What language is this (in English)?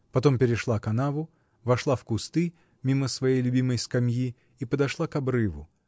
Russian